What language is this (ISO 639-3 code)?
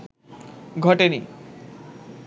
ben